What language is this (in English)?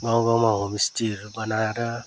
Nepali